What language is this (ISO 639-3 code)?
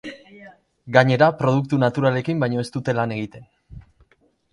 eus